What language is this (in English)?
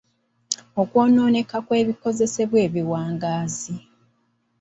Ganda